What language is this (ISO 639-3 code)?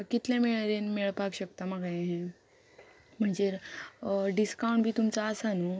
kok